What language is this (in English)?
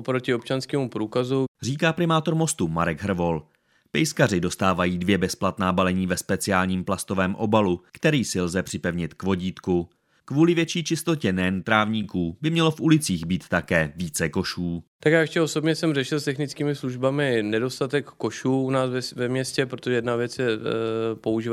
Czech